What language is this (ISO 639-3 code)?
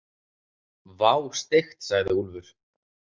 isl